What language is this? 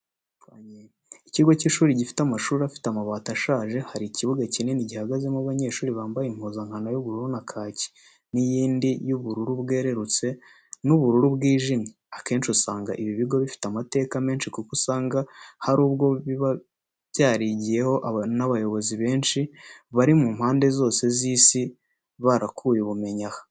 Kinyarwanda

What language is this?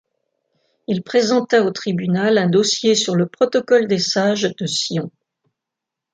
French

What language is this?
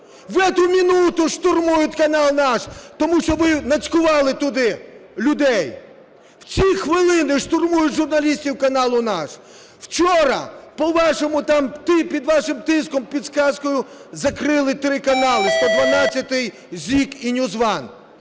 Ukrainian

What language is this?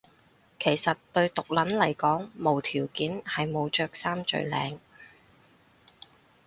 Cantonese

